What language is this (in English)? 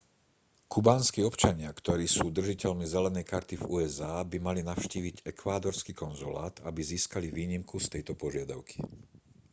Slovak